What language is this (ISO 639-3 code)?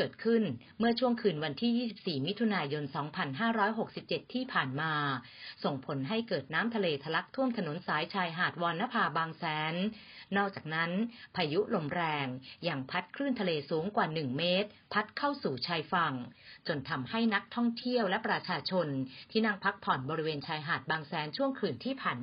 tha